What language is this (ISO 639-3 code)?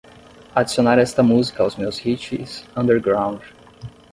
por